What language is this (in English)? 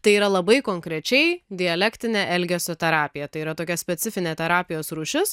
Lithuanian